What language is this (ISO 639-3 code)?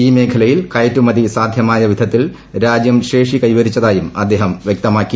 mal